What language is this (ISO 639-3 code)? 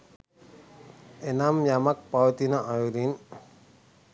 sin